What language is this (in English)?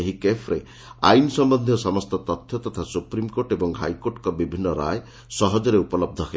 Odia